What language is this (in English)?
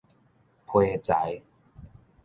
Min Nan Chinese